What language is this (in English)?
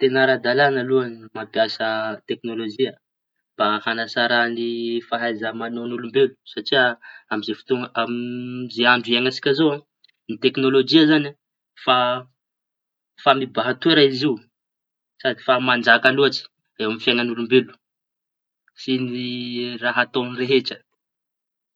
Tanosy Malagasy